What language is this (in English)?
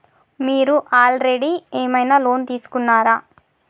Telugu